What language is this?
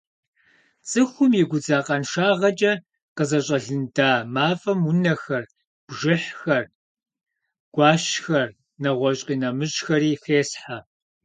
Kabardian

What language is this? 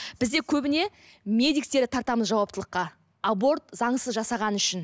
Kazakh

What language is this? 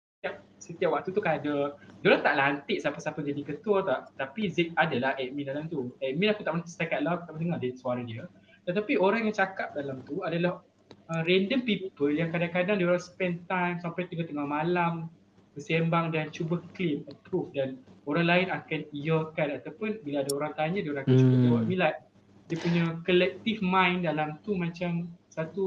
Malay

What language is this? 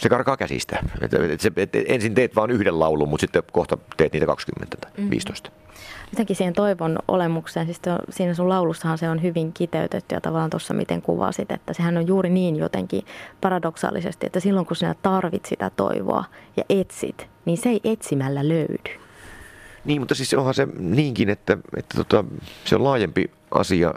Finnish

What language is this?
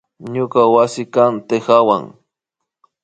Imbabura Highland Quichua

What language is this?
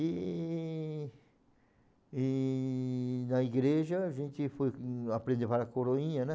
Portuguese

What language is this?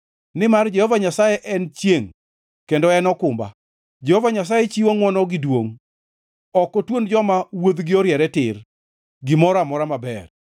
Luo (Kenya and Tanzania)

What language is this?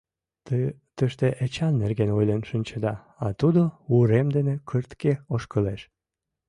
Mari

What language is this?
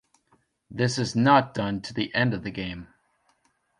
English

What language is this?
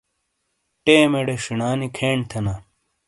Shina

